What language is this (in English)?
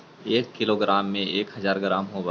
Magahi